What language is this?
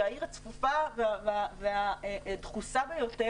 Hebrew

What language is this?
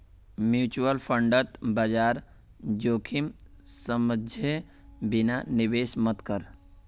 Magahi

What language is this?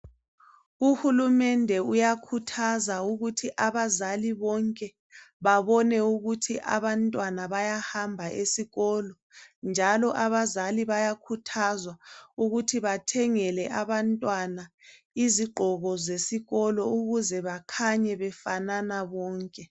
North Ndebele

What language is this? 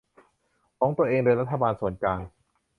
Thai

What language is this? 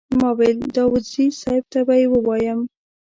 Pashto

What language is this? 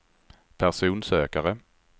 Swedish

